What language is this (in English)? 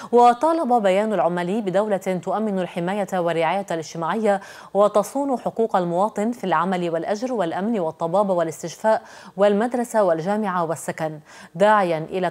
Arabic